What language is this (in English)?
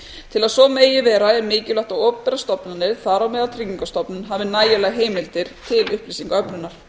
Icelandic